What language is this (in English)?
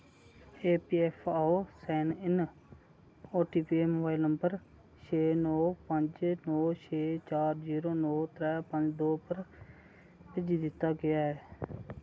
Dogri